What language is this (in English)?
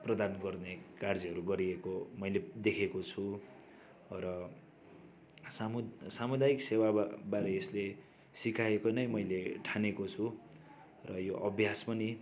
Nepali